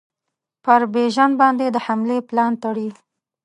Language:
Pashto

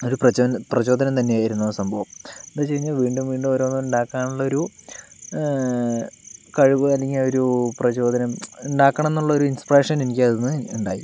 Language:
Malayalam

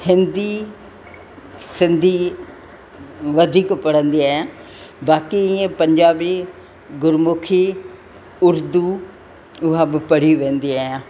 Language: Sindhi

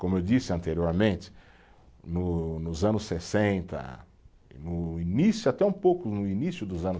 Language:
Portuguese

